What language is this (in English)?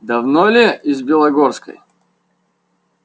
Russian